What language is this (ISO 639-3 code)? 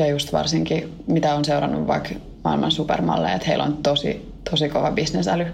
fin